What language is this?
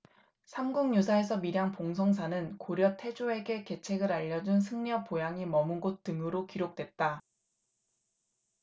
Korean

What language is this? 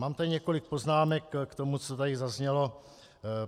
Czech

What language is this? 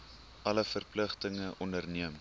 Afrikaans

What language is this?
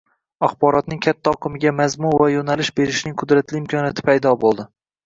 Uzbek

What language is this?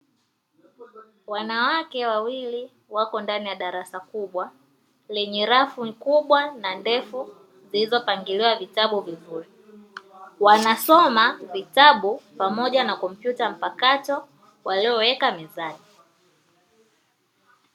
Swahili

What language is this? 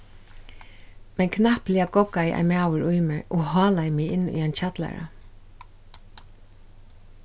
Faroese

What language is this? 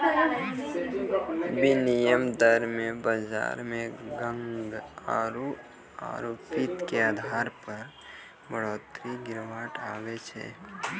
Maithili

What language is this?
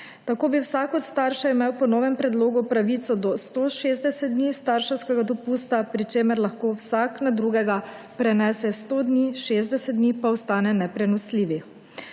Slovenian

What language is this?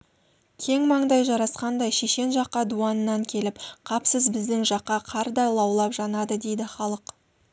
Kazakh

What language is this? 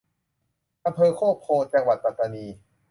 Thai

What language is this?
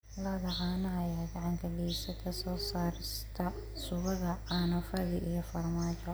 Somali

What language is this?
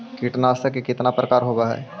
Magahi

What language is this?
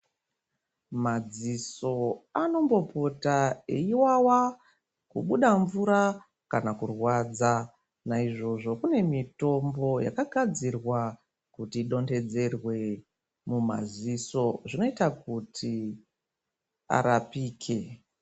Ndau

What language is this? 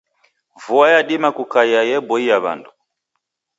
Taita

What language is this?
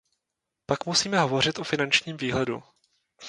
Czech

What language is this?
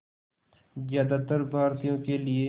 Hindi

